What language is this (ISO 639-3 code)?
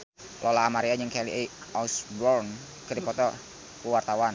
sun